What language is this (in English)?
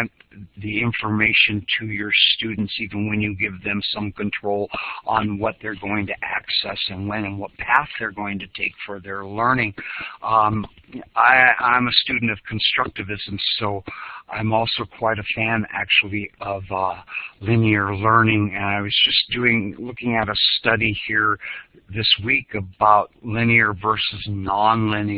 English